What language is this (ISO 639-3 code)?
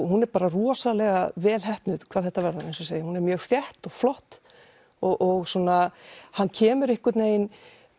isl